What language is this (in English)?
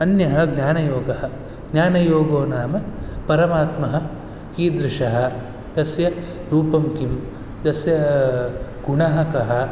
Sanskrit